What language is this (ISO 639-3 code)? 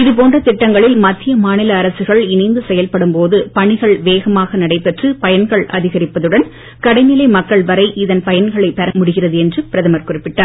tam